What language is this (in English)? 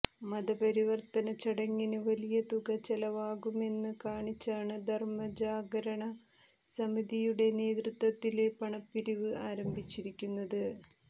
Malayalam